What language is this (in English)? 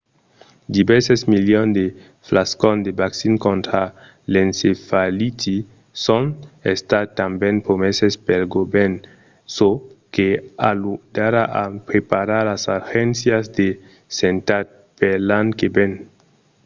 Occitan